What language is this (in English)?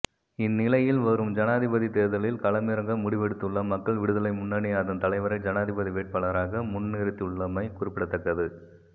Tamil